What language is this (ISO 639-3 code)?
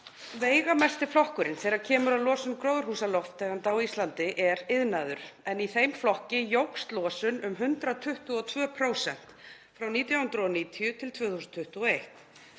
isl